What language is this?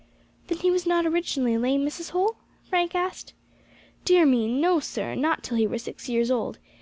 English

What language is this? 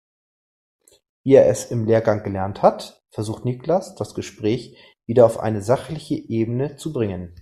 German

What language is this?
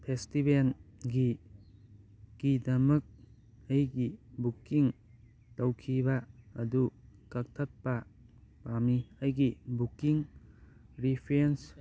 Manipuri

